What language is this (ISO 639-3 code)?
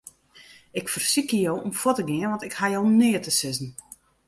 fry